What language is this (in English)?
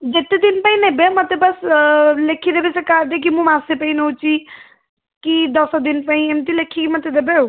Odia